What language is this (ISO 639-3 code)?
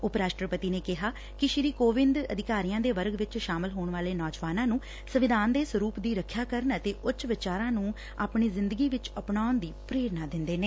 pan